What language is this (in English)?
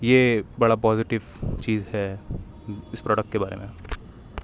Urdu